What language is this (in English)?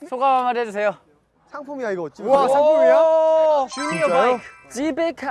Korean